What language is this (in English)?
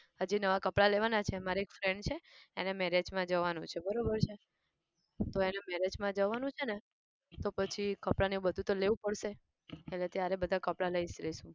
Gujarati